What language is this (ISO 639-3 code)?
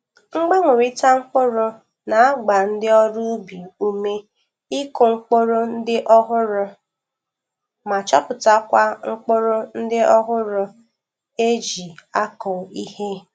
ibo